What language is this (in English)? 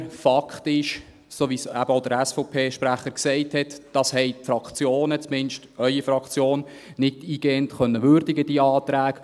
Swiss German